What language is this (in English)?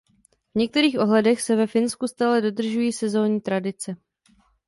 Czech